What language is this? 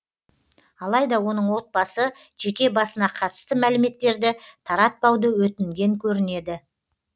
Kazakh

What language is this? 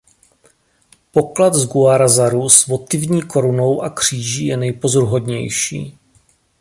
Czech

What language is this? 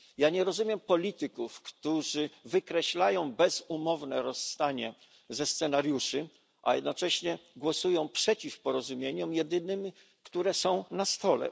Polish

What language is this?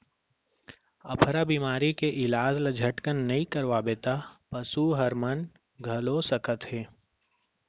Chhattisgarhi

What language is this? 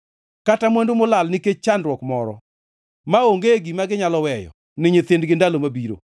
Luo (Kenya and Tanzania)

